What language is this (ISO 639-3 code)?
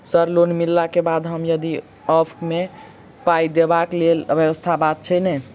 mai